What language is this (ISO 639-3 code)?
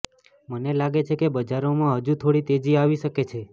guj